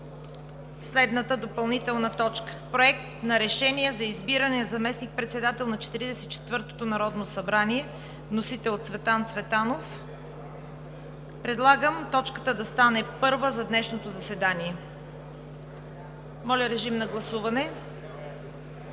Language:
Bulgarian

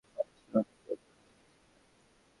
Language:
Bangla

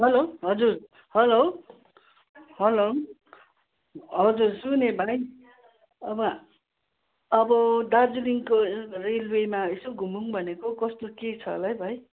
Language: Nepali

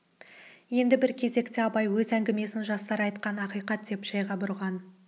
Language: Kazakh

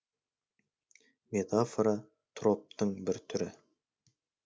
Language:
Kazakh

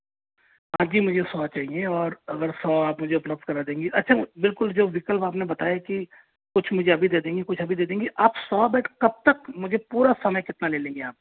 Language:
Hindi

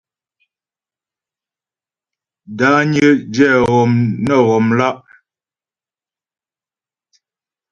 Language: Ghomala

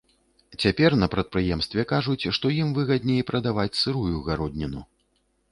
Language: Belarusian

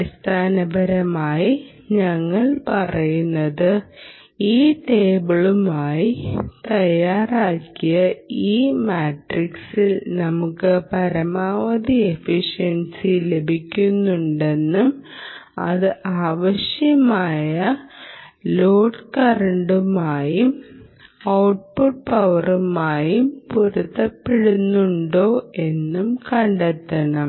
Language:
Malayalam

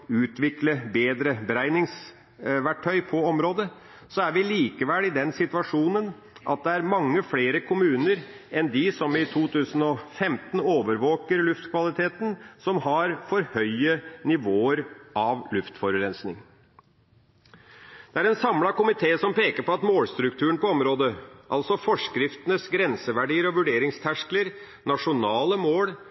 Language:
Norwegian Bokmål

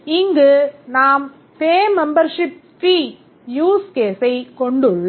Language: Tamil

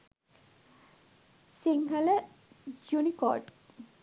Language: Sinhala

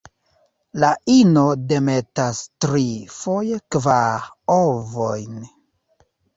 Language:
Esperanto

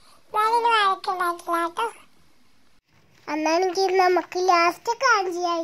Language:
Turkish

